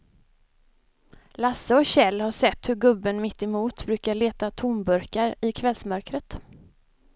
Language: Swedish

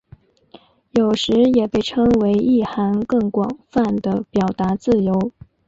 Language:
Chinese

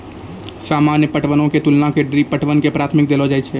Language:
Maithili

